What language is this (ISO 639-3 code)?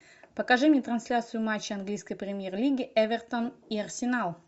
rus